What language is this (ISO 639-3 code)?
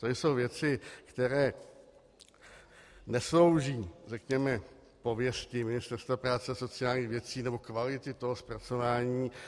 ces